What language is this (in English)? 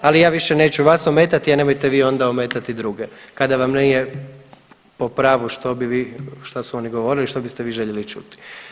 Croatian